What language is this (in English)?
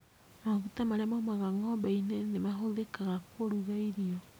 Kikuyu